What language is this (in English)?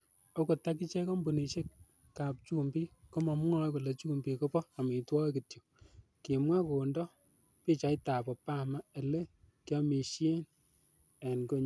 Kalenjin